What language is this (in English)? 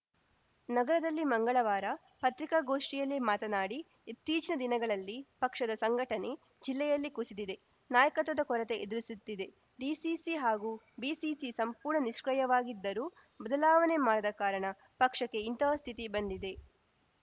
Kannada